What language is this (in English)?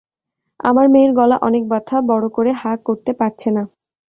Bangla